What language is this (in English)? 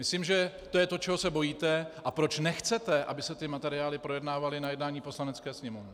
Czech